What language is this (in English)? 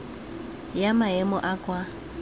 Tswana